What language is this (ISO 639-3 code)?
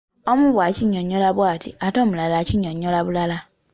lug